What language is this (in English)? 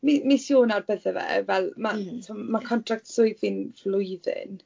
Welsh